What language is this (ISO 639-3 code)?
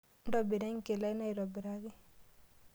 mas